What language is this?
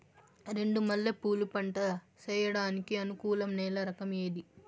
Telugu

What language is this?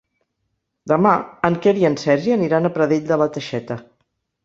Catalan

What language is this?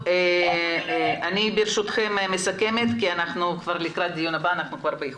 Hebrew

